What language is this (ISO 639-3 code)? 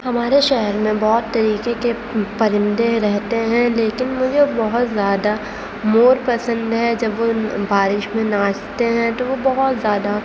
urd